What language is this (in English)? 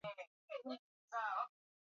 Swahili